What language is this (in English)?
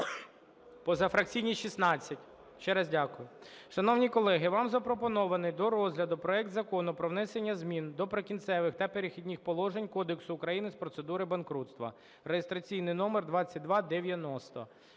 Ukrainian